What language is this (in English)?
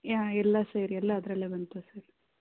Kannada